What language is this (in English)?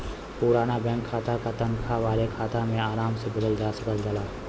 Bhojpuri